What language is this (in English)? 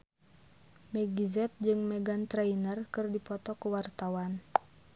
Sundanese